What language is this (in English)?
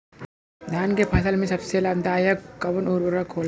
Bhojpuri